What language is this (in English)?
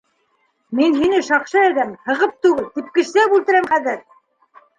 Bashkir